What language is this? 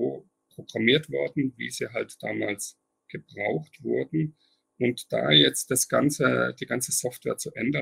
German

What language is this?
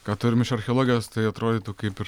Lithuanian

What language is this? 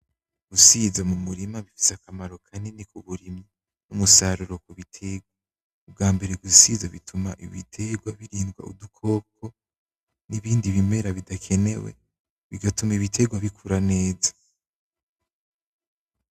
Rundi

